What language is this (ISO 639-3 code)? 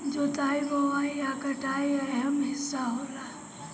bho